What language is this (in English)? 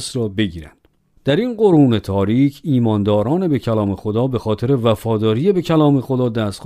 Persian